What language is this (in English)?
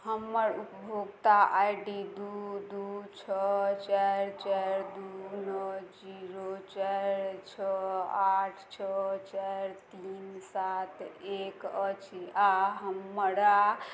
Maithili